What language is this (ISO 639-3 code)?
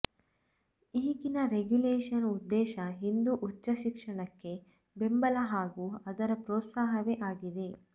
kan